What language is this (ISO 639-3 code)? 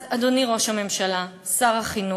heb